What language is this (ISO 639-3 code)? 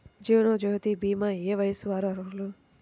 tel